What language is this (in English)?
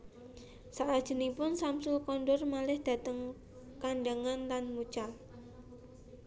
Javanese